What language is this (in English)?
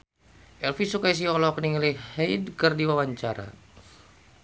Sundanese